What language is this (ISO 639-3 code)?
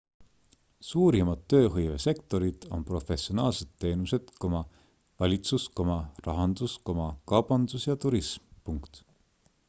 est